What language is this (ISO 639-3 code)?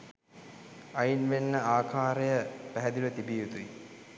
sin